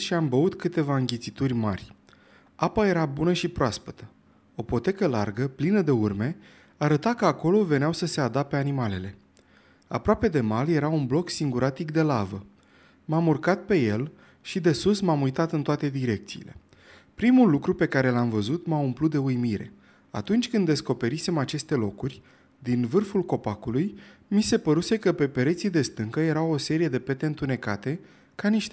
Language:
Romanian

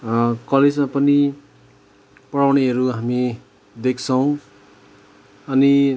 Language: Nepali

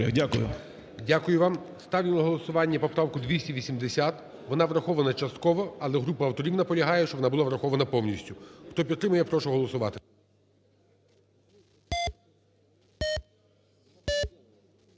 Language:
Ukrainian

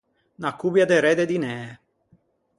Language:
Ligurian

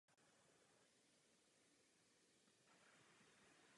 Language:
Czech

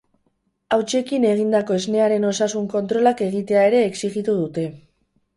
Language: Basque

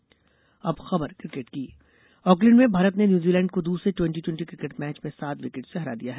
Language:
Hindi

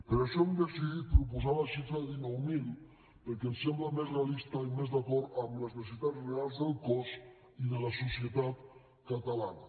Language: Catalan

